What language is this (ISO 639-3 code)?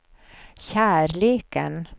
swe